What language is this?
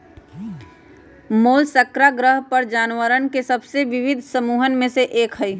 Magahi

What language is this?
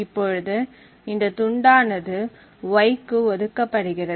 Tamil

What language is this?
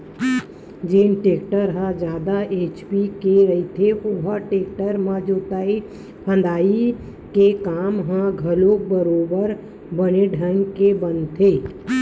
Chhattisgarhi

